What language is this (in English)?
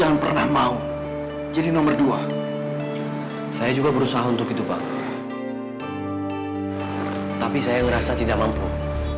Indonesian